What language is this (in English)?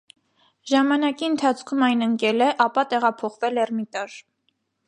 Armenian